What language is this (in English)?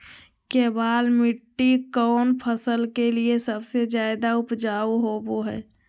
Magahi